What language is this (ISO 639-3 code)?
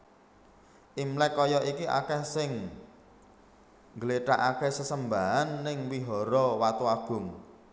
jav